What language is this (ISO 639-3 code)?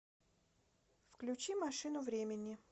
rus